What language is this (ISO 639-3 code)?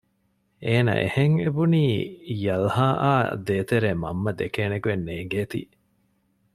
div